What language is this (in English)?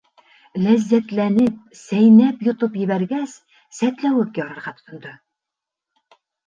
Bashkir